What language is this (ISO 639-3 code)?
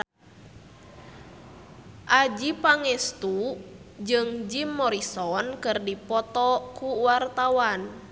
sun